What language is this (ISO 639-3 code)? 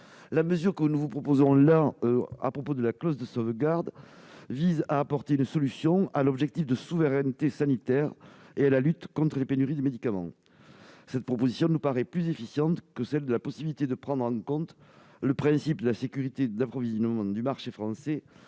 fra